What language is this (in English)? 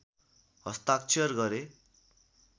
Nepali